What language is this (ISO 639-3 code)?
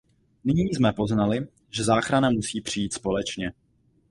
ces